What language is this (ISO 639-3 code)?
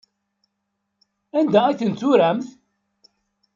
kab